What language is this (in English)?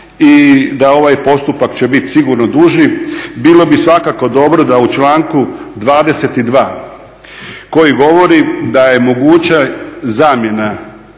Croatian